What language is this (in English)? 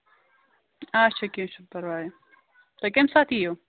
Kashmiri